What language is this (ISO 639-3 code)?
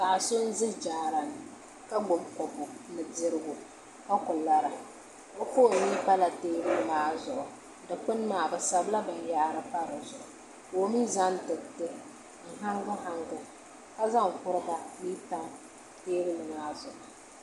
dag